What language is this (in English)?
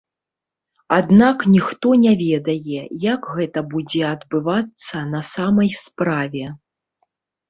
Belarusian